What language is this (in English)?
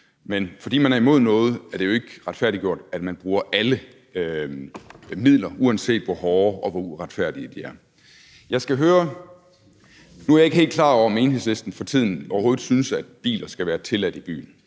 Danish